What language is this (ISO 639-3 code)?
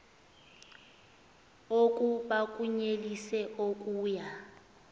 xho